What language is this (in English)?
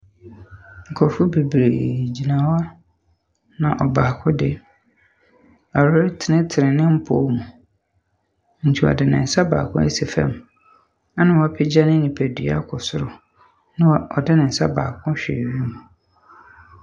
Akan